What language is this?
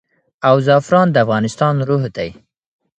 Pashto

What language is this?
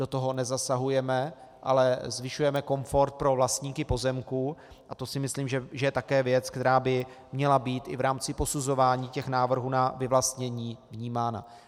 Czech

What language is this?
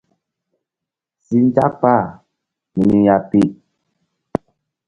Mbum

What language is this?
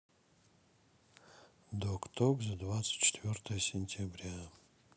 Russian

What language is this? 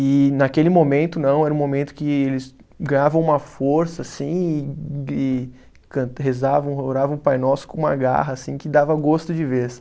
Portuguese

